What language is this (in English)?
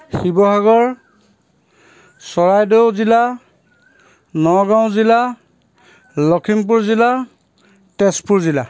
Assamese